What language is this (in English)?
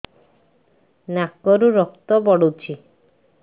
Odia